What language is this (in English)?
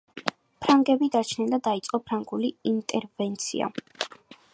Georgian